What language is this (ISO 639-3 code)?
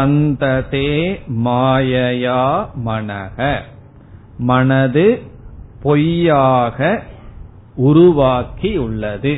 tam